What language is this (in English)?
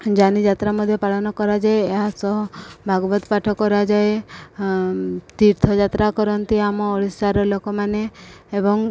Odia